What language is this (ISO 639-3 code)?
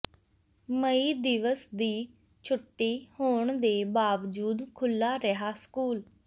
pan